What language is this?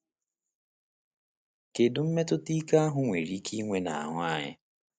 Igbo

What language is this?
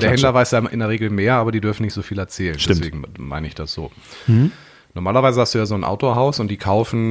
German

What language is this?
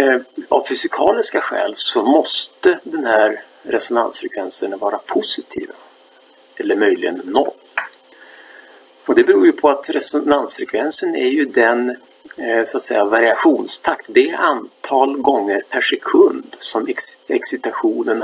Swedish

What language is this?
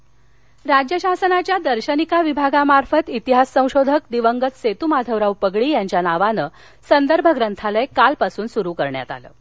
Marathi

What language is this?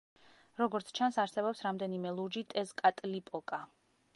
Georgian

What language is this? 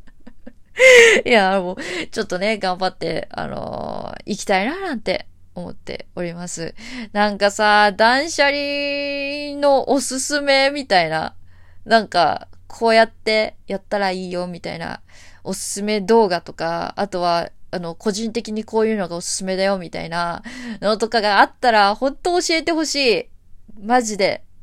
Japanese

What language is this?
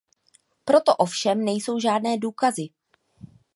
Czech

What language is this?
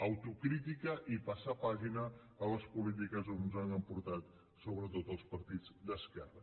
Catalan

